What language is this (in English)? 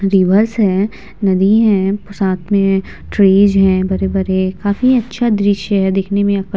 Hindi